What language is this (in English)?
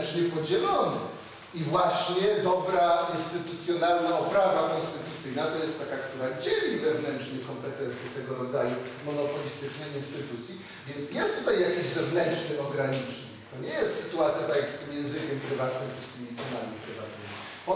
Polish